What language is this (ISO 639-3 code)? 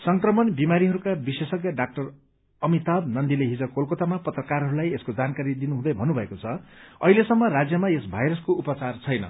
nep